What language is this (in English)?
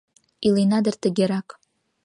Mari